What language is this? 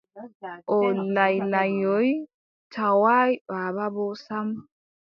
Adamawa Fulfulde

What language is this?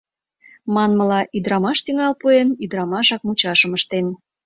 Mari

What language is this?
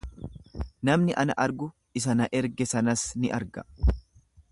Oromo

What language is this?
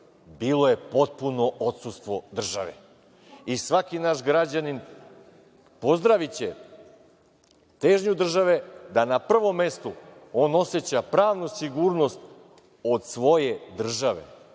Serbian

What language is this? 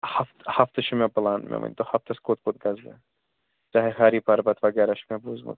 Kashmiri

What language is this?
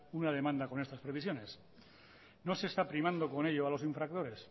Spanish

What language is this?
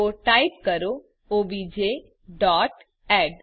Gujarati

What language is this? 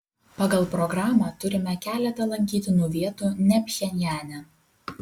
Lithuanian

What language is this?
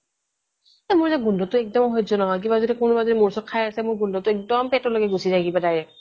Assamese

